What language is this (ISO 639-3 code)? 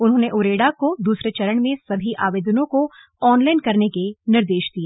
hin